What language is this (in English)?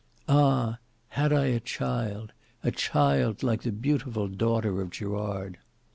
English